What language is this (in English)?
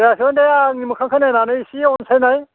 Bodo